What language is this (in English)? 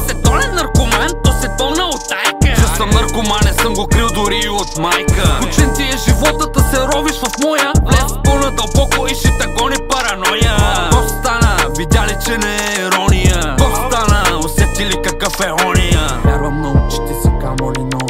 Bulgarian